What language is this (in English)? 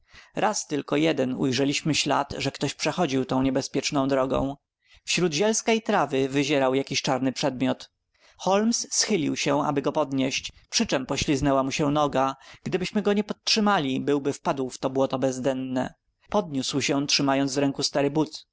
Polish